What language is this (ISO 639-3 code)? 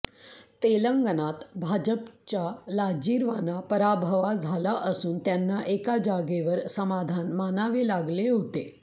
mar